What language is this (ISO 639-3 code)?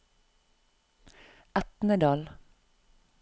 nor